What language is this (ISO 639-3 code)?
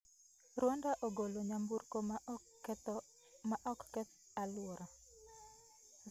luo